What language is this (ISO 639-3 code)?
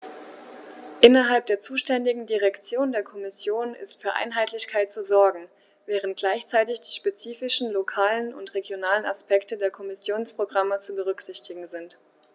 deu